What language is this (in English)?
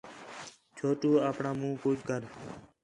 Khetrani